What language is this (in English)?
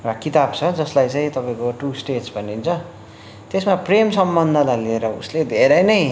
Nepali